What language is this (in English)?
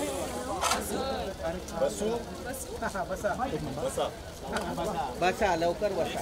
Marathi